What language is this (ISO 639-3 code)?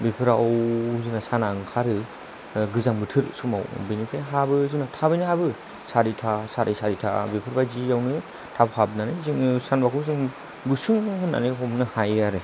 brx